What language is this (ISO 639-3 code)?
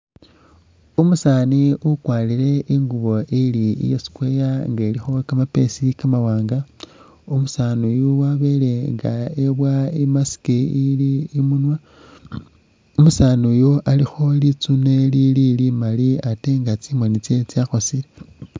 myx